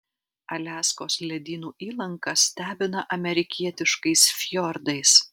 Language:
Lithuanian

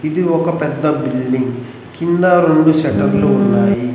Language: Telugu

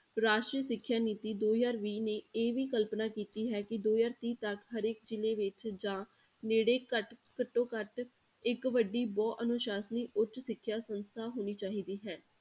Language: Punjabi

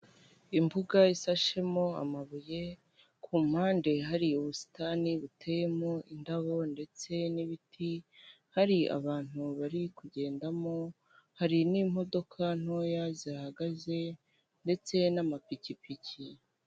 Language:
Kinyarwanda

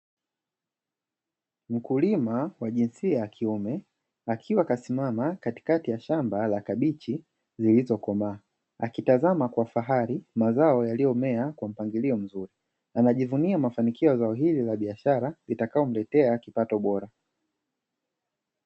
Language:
Swahili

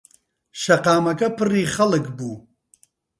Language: Central Kurdish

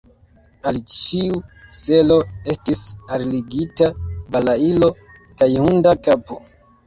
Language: Esperanto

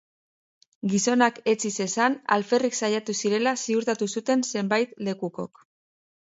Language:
Basque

